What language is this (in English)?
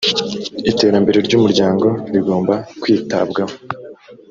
Kinyarwanda